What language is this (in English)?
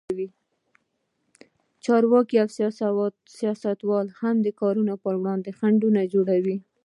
Pashto